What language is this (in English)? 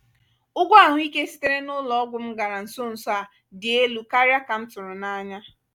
Igbo